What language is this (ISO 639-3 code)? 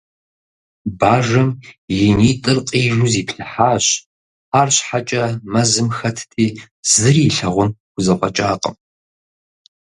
kbd